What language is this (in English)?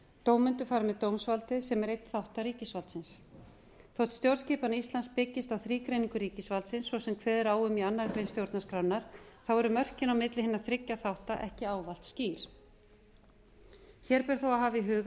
Icelandic